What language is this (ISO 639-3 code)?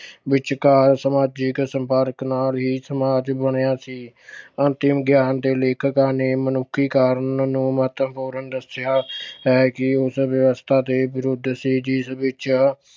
pan